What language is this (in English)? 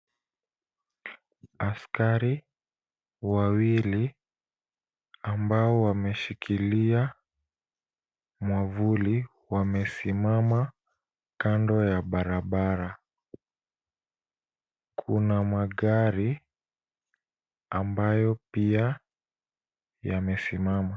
Swahili